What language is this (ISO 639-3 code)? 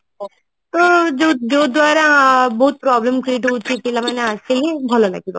ori